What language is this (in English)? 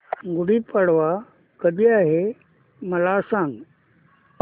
Marathi